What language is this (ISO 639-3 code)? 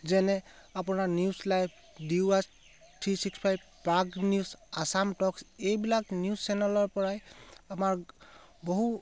asm